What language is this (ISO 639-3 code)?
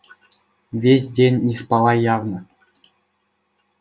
rus